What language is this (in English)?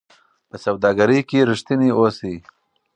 Pashto